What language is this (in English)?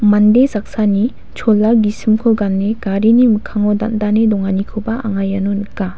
Garo